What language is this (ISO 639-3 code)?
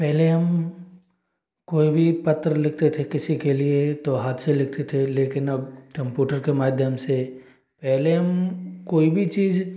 hin